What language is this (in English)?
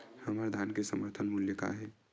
Chhattisgarhi